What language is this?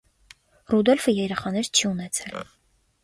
Armenian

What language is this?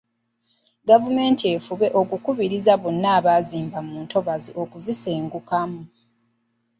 Ganda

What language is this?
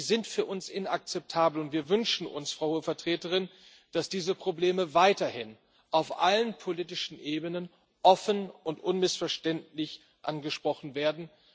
German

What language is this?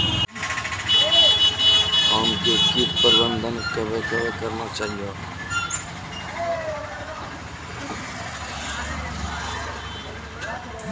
Maithili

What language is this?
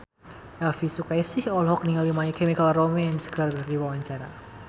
Sundanese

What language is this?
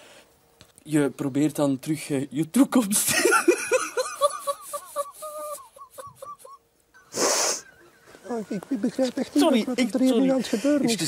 Dutch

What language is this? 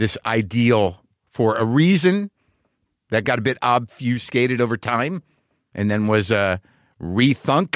English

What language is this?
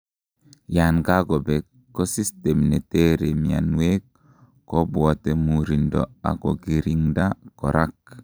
Kalenjin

